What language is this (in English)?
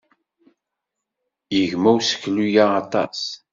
Kabyle